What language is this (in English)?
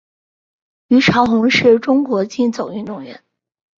Chinese